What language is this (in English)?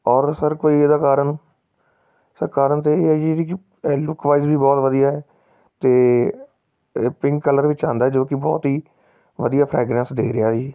Punjabi